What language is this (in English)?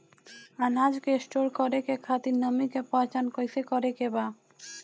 Bhojpuri